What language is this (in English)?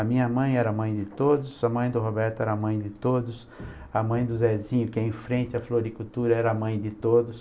Portuguese